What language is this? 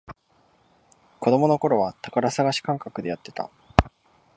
Japanese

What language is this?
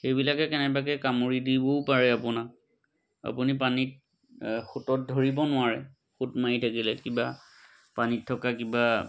Assamese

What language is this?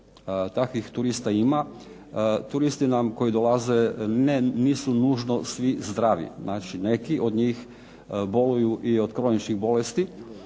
Croatian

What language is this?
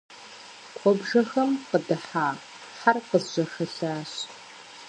Kabardian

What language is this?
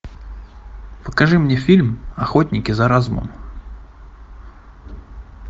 Russian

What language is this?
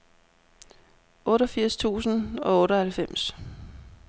Danish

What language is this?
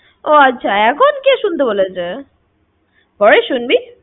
Bangla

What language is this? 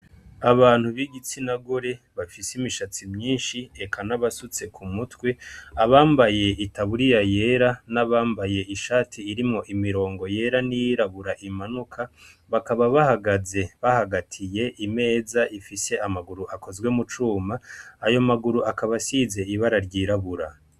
Rundi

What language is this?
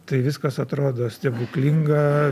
Lithuanian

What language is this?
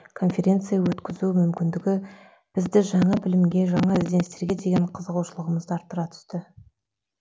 Kazakh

